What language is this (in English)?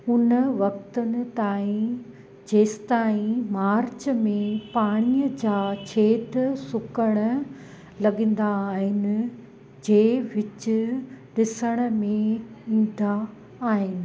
Sindhi